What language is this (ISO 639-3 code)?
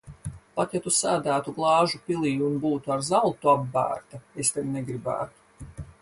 lav